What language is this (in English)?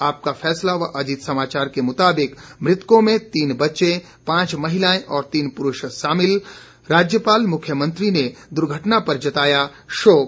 Hindi